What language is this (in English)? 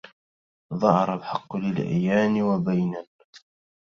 Arabic